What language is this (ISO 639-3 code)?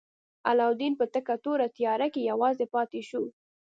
pus